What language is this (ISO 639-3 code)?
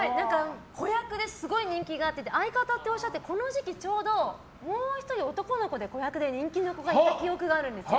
jpn